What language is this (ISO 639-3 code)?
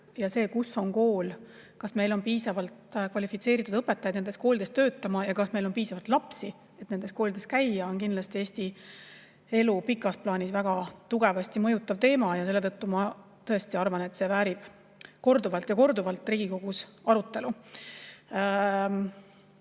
est